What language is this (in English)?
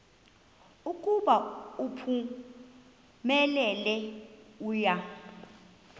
Xhosa